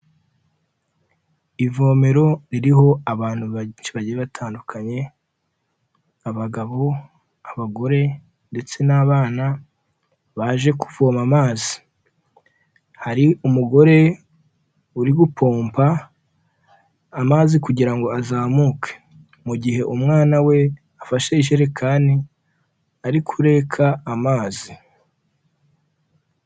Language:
Kinyarwanda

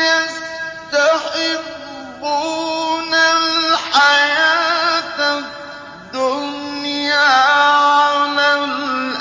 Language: Arabic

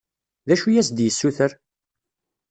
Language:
Kabyle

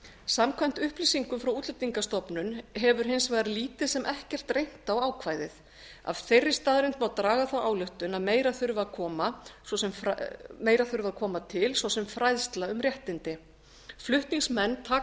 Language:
Icelandic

